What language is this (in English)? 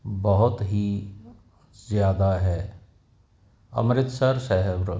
Punjabi